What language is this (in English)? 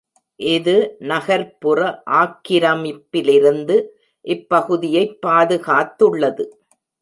Tamil